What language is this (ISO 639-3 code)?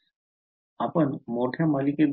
mar